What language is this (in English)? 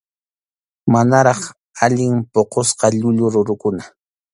Arequipa-La Unión Quechua